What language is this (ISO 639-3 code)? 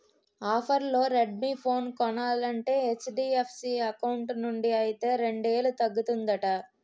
tel